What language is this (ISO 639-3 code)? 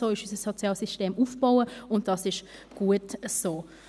gsw